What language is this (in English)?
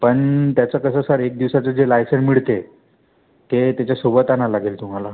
Marathi